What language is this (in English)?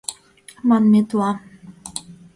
Mari